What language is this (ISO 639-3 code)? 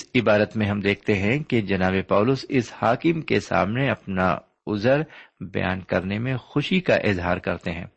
urd